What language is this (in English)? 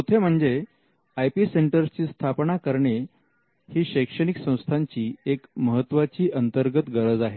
Marathi